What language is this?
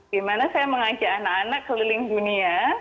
Indonesian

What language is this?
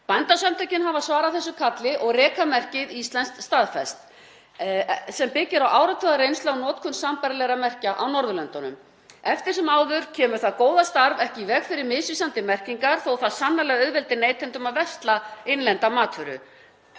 Icelandic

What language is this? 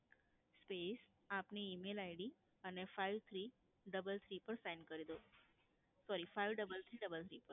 Gujarati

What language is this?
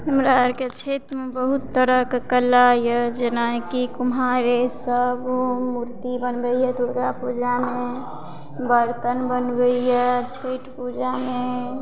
Maithili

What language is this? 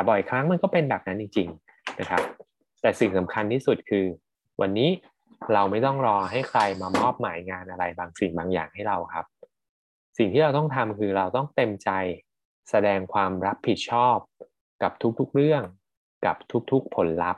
Thai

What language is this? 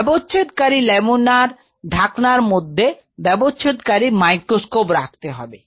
Bangla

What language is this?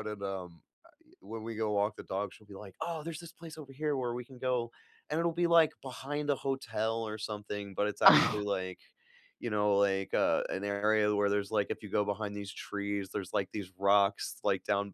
English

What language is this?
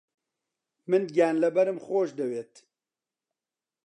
Central Kurdish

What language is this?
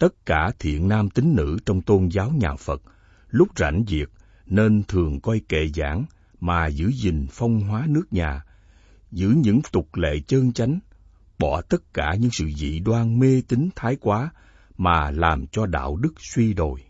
Vietnamese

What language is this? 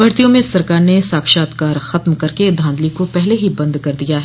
Hindi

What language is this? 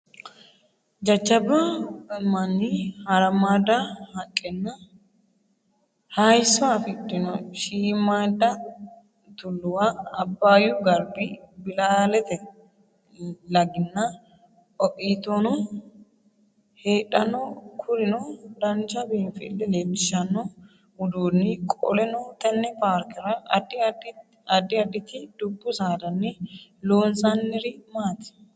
Sidamo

